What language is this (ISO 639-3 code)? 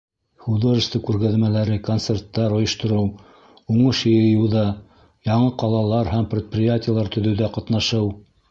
bak